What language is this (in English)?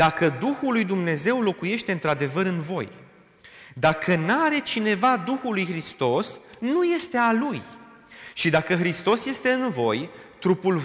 Romanian